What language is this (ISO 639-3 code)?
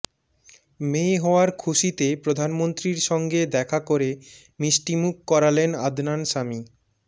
ben